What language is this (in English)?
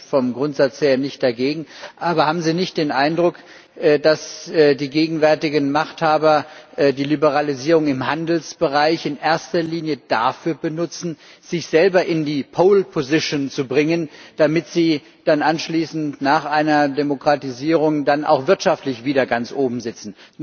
German